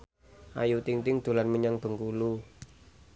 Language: Javanese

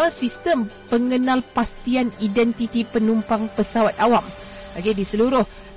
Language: Malay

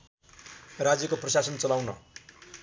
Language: Nepali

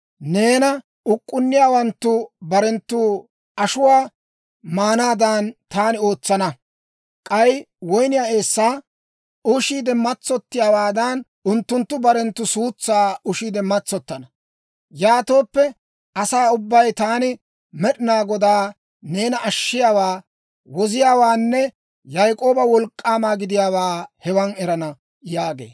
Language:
Dawro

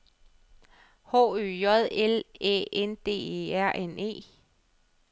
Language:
Danish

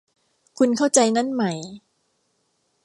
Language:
Thai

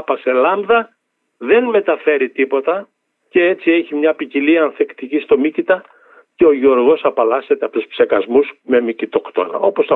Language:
Greek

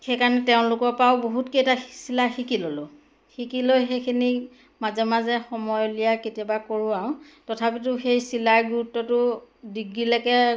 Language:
Assamese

